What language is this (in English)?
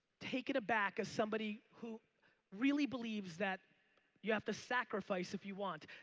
English